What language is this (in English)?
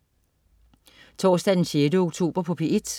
Danish